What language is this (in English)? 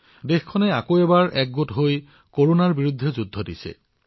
Assamese